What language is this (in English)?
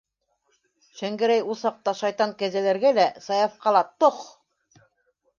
Bashkir